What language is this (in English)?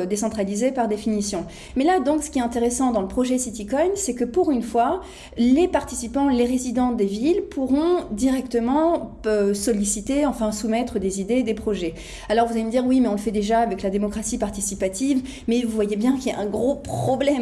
French